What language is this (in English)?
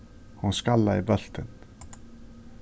Faroese